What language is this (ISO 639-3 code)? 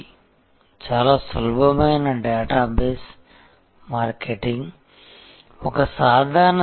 tel